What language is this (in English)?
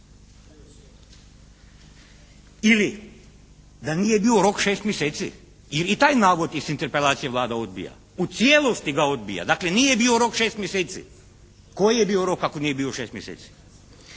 Croatian